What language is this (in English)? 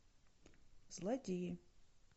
Russian